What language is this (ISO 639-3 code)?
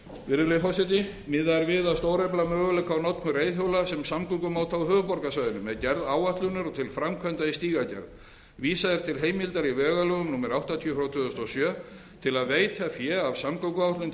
isl